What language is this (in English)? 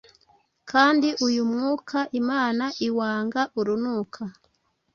Kinyarwanda